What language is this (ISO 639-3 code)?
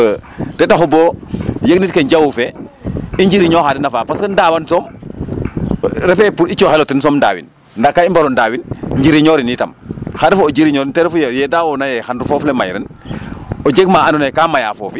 srr